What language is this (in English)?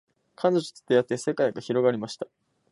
Japanese